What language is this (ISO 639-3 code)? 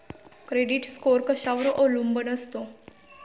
mar